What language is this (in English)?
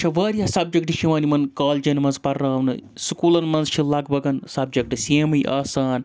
Kashmiri